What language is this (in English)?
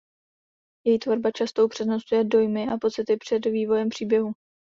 Czech